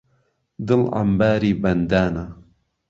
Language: Central Kurdish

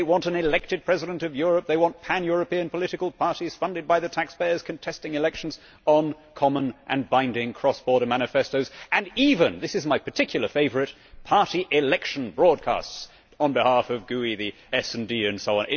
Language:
English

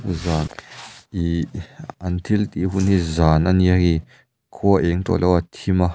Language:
Mizo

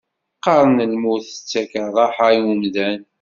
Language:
Kabyle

